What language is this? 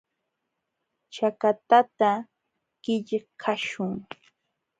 Jauja Wanca Quechua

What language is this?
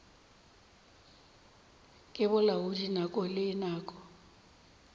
Northern Sotho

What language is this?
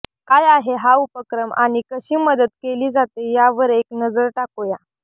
Marathi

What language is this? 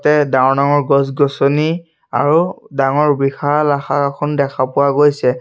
Assamese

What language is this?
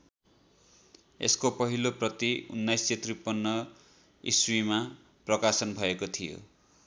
Nepali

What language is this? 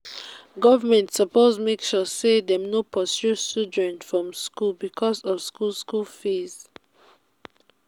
Nigerian Pidgin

